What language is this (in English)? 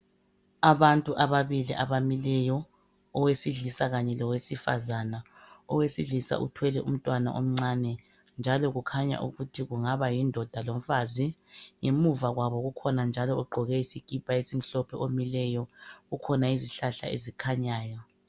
North Ndebele